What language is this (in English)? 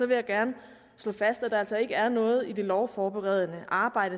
Danish